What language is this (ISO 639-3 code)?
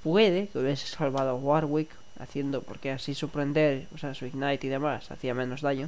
spa